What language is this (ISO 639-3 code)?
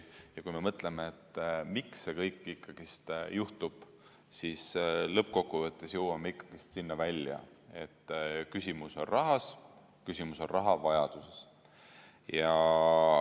est